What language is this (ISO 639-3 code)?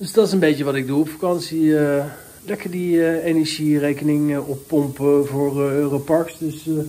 nld